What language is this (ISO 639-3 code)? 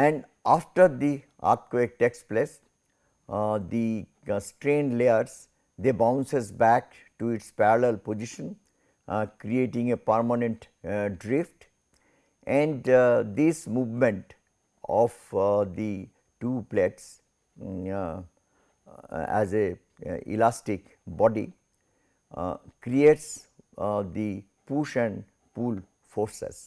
eng